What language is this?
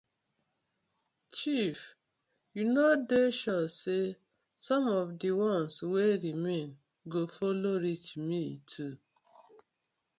Nigerian Pidgin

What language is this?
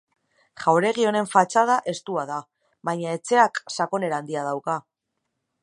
Basque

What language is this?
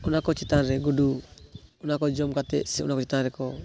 Santali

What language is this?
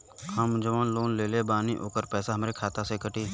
Bhojpuri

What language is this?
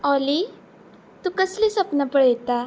Konkani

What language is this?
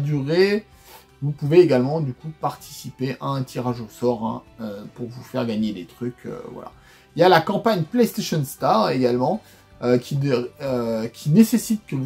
French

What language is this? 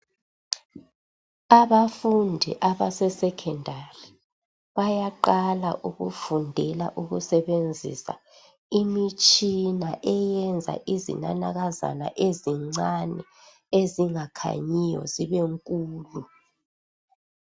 North Ndebele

